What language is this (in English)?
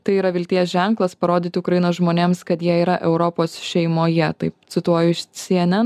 Lithuanian